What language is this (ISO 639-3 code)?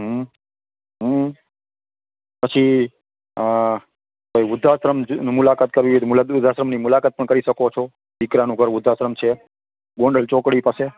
guj